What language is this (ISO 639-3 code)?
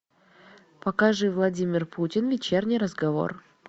rus